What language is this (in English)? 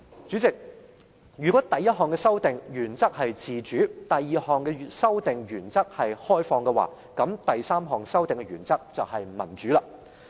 Cantonese